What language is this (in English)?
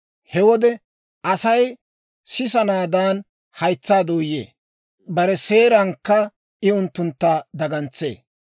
Dawro